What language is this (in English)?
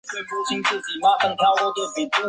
Chinese